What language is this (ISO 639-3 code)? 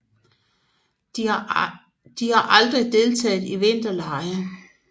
dan